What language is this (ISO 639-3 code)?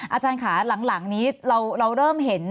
tha